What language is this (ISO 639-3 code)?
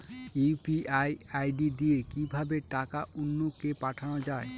ben